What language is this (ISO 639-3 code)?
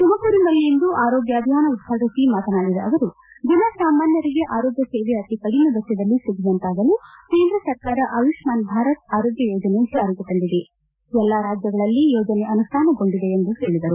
kan